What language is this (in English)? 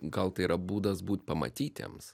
Lithuanian